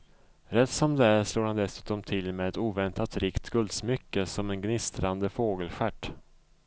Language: Swedish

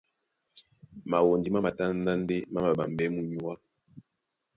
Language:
Duala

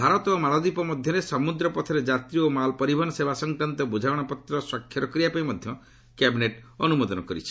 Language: Odia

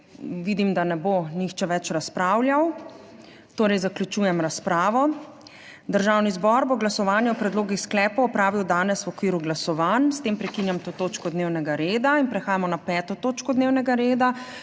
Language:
Slovenian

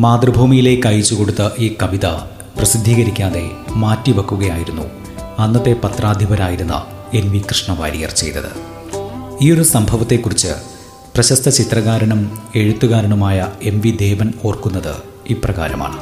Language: Malayalam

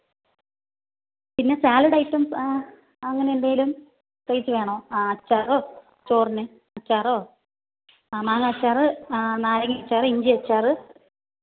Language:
Malayalam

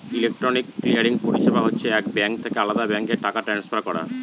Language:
Bangla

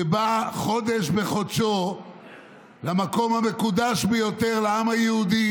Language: Hebrew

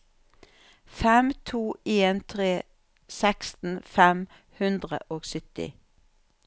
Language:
Norwegian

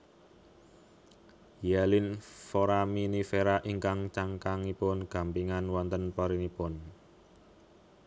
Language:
Javanese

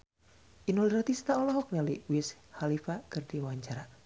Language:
Sundanese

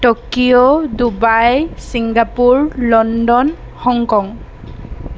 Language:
Assamese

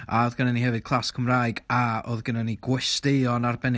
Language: Welsh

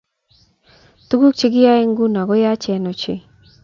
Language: Kalenjin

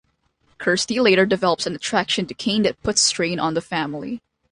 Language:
English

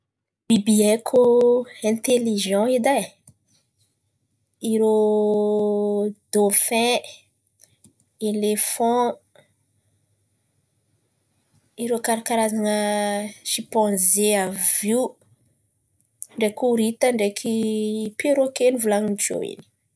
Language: Antankarana Malagasy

